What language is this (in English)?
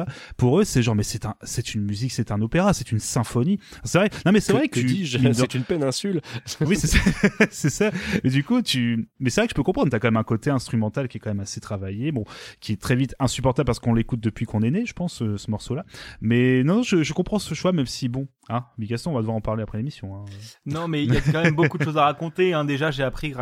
French